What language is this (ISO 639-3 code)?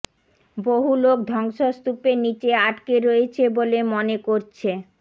ben